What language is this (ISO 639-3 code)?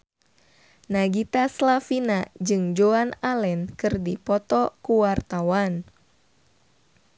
sun